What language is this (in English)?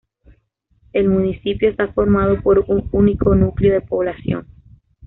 Spanish